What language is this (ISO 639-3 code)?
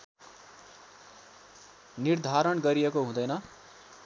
nep